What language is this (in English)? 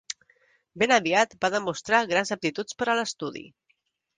Catalan